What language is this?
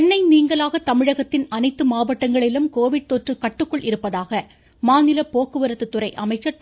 Tamil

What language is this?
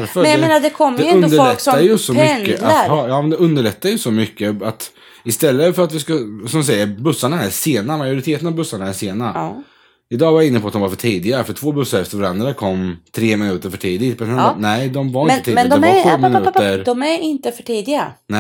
Swedish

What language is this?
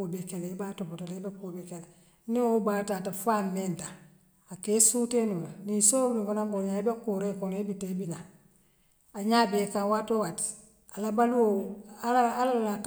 Western Maninkakan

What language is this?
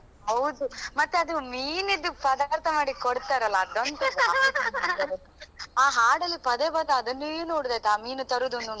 Kannada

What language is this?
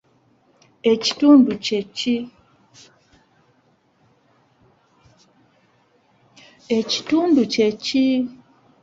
Ganda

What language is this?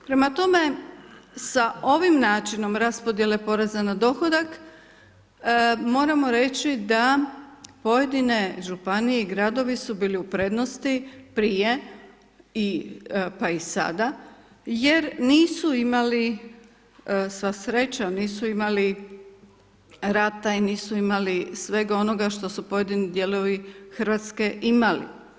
Croatian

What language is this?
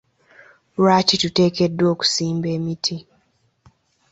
Ganda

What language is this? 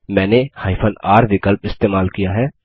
Hindi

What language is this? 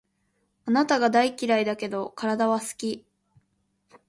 Japanese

